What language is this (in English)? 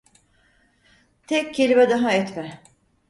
Turkish